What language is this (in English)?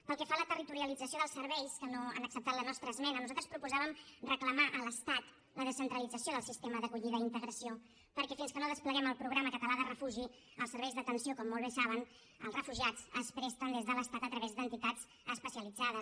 Catalan